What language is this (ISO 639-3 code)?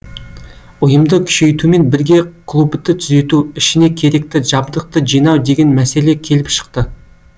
kaz